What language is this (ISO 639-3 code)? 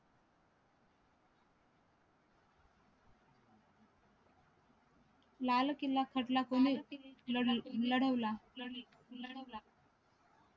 mar